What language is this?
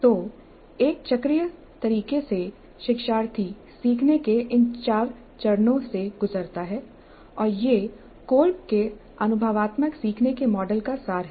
Hindi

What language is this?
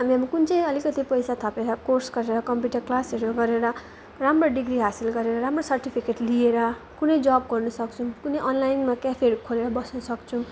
Nepali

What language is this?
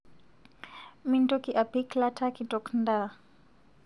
Masai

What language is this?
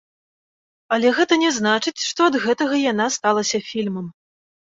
Belarusian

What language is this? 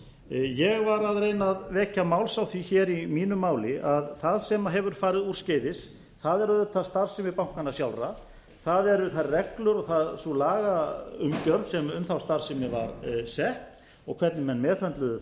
Icelandic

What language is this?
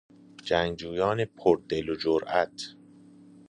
Persian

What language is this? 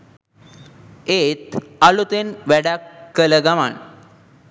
Sinhala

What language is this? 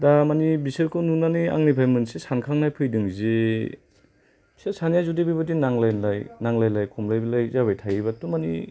Bodo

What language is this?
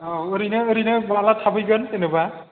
Bodo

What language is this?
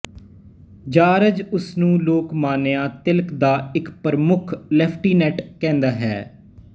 Punjabi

